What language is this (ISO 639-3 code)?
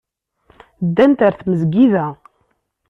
kab